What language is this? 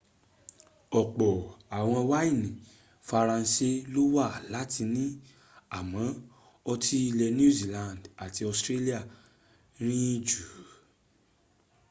Yoruba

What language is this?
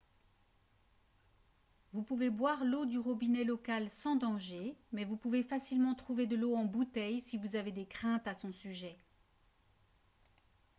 French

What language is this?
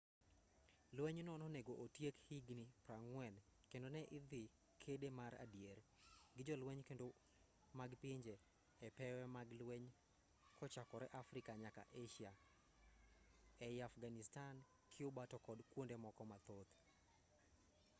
Luo (Kenya and Tanzania)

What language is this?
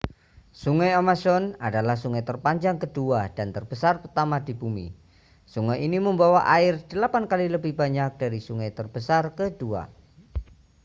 Indonesian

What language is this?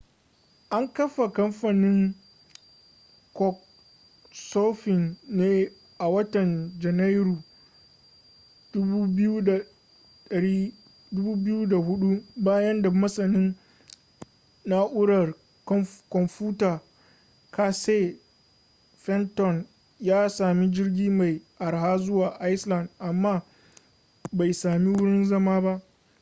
Hausa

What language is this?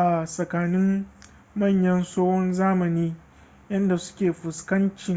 Hausa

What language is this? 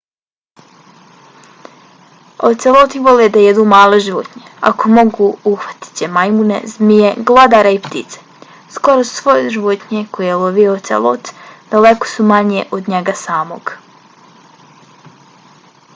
Bosnian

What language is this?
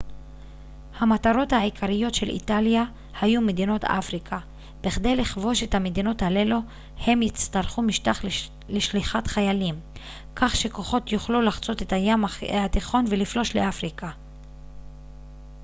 Hebrew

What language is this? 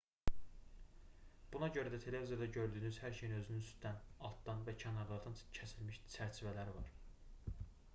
Azerbaijani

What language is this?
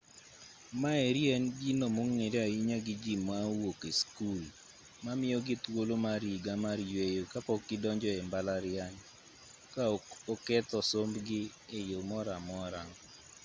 Luo (Kenya and Tanzania)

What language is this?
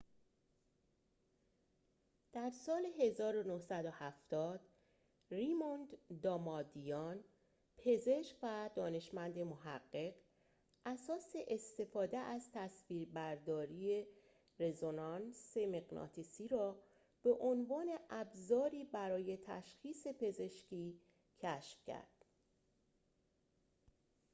Persian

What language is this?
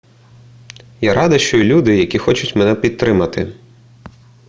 Ukrainian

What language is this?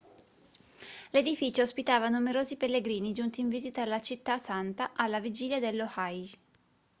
Italian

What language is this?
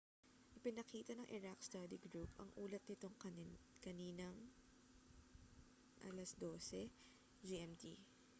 Filipino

